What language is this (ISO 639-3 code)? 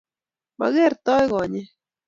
kln